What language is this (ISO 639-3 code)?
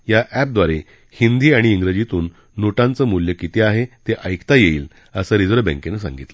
mar